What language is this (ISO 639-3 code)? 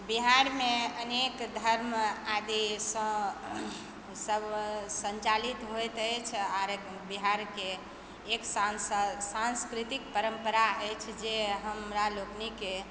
mai